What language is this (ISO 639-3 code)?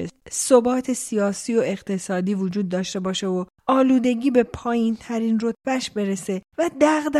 fas